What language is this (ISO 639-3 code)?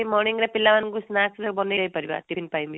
ori